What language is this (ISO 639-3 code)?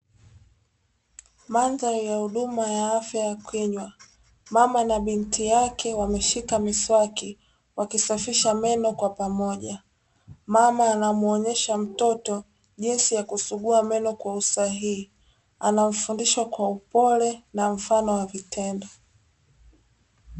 swa